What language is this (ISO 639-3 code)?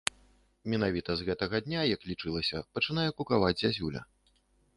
bel